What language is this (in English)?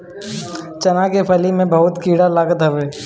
Bhojpuri